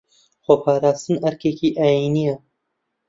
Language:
Central Kurdish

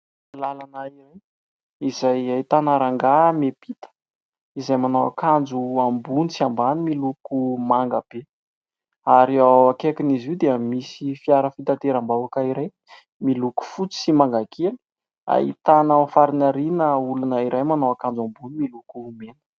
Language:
Malagasy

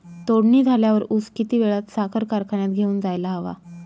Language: Marathi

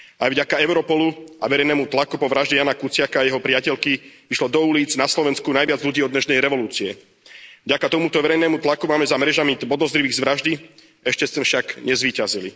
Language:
Slovak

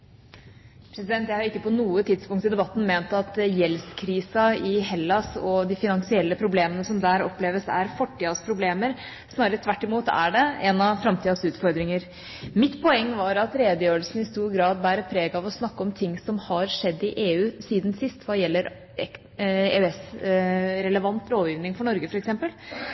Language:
Norwegian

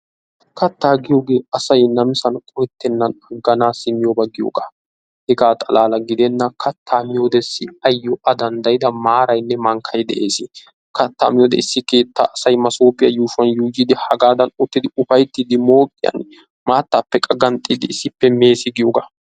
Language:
Wolaytta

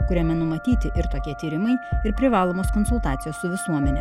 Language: Lithuanian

